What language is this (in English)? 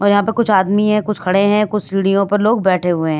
Hindi